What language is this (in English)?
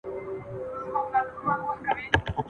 Pashto